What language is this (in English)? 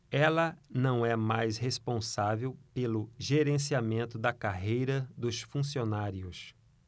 Portuguese